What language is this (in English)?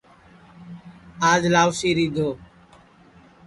Sansi